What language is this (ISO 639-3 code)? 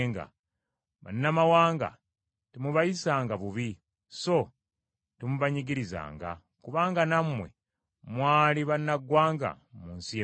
lug